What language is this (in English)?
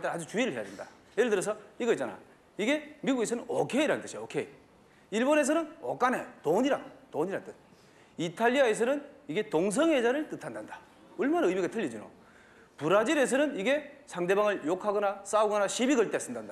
Korean